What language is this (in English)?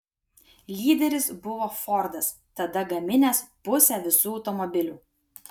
Lithuanian